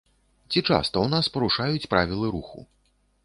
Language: Belarusian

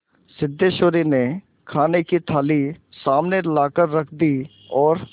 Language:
Hindi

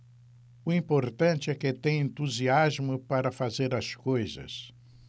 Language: Portuguese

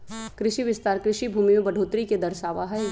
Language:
Magahi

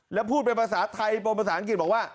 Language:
Thai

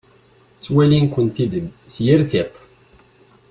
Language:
Kabyle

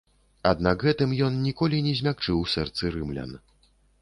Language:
Belarusian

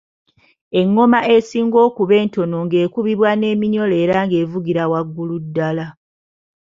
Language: Ganda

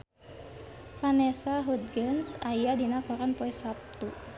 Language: Sundanese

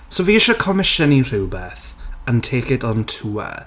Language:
Welsh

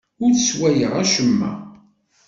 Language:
Kabyle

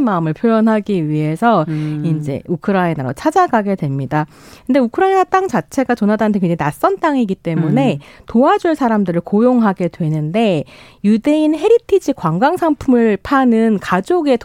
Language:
Korean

